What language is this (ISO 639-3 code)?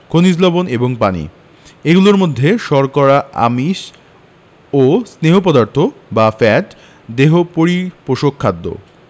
ben